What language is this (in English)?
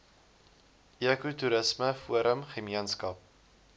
Afrikaans